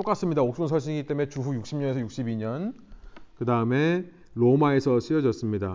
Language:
Korean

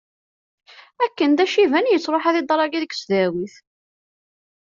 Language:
Kabyle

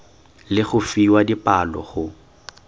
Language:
Tswana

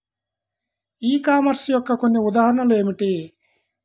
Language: Telugu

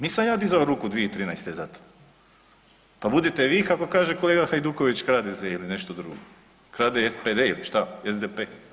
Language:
Croatian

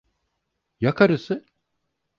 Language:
Turkish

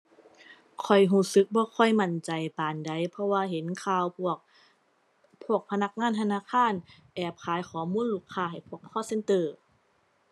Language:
Thai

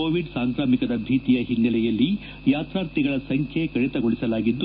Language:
Kannada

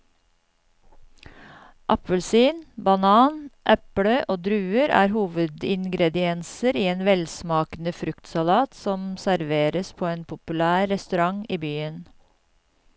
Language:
Norwegian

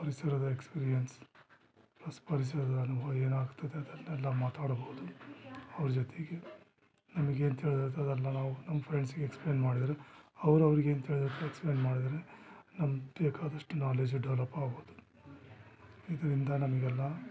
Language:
Kannada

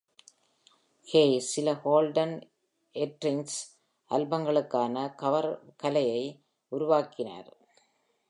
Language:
Tamil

